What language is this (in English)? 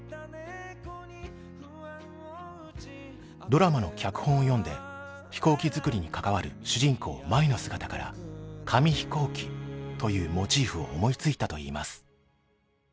Japanese